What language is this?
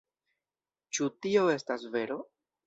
Esperanto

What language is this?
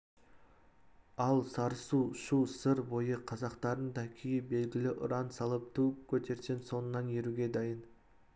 Kazakh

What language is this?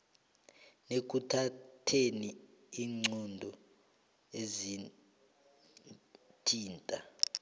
South Ndebele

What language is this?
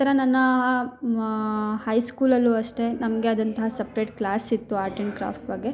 Kannada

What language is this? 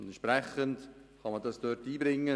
Swiss German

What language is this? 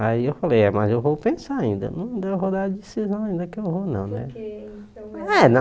Portuguese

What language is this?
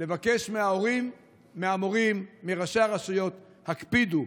Hebrew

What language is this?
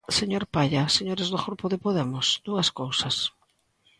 Galician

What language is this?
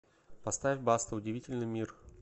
Russian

